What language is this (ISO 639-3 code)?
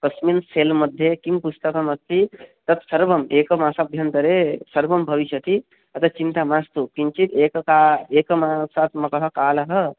san